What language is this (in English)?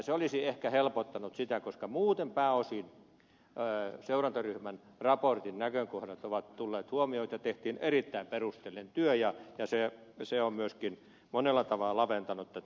Finnish